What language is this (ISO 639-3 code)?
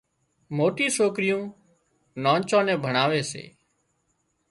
kxp